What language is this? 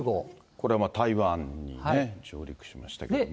Japanese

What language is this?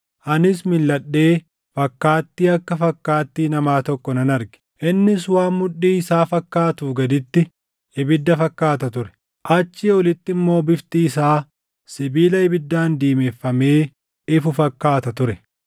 Oromo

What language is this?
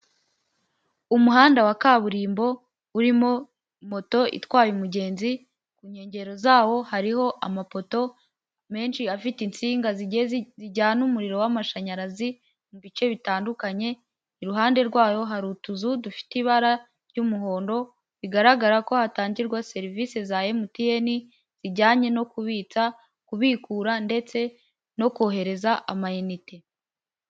Kinyarwanda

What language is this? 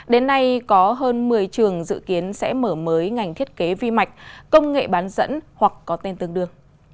Vietnamese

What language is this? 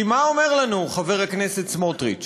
Hebrew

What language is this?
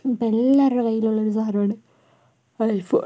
Malayalam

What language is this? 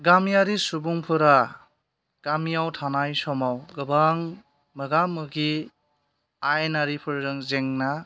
Bodo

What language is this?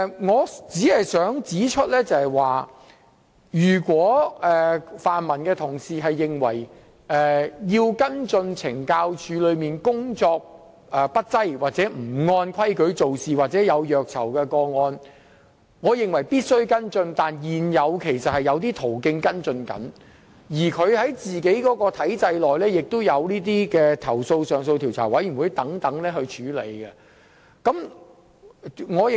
Cantonese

